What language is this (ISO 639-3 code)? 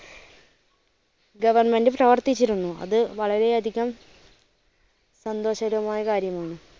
mal